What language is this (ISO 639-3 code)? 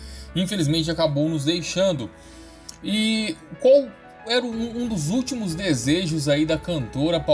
por